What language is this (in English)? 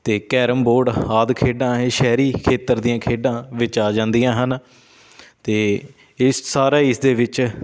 Punjabi